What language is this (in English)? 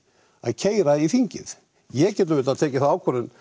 Icelandic